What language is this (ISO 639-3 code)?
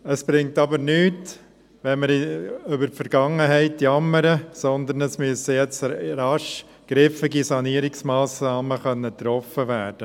gsw